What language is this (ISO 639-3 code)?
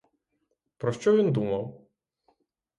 ukr